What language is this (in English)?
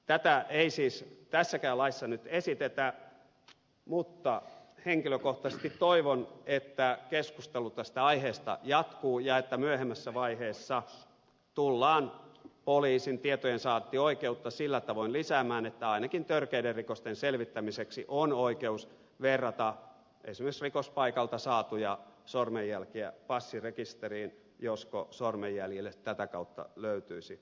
Finnish